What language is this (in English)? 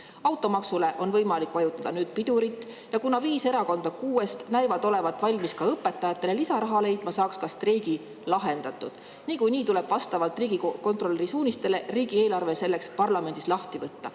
Estonian